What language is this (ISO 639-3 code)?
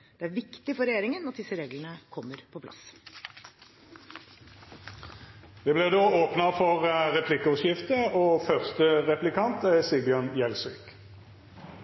nor